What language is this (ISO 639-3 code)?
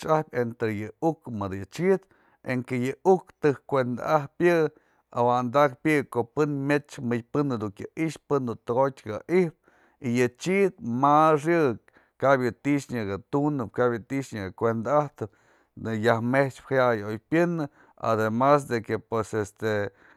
mzl